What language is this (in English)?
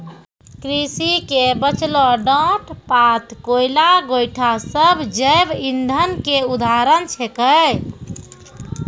Maithili